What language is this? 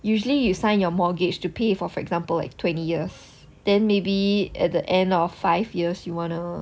English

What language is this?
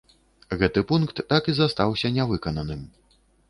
Belarusian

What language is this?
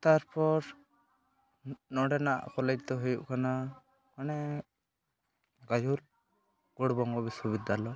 Santali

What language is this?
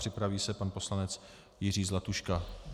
Czech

